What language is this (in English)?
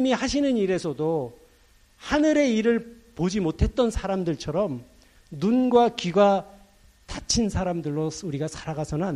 Korean